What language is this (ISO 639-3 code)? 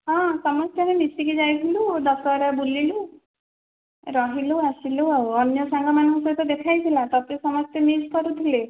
ori